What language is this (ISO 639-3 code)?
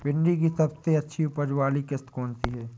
hin